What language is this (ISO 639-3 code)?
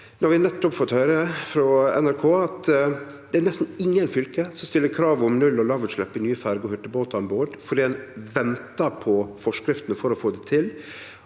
nor